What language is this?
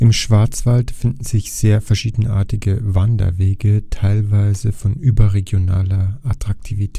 German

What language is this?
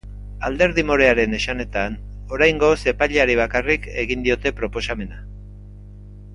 Basque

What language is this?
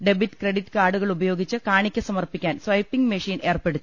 Malayalam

